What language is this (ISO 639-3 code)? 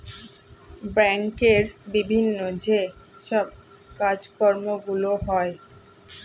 ben